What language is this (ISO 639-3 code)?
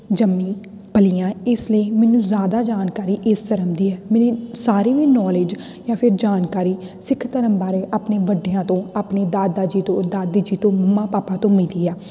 pan